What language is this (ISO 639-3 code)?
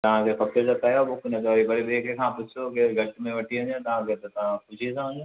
snd